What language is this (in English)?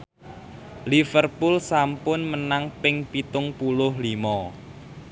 Javanese